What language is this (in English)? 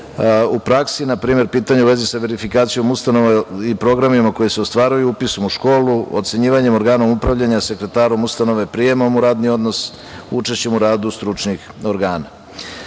Serbian